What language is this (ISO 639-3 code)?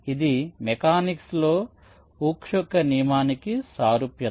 tel